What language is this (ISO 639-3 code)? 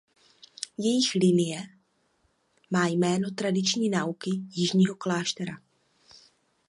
ces